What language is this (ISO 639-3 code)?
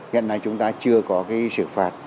vie